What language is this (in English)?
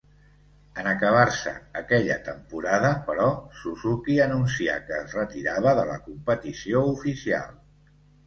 Catalan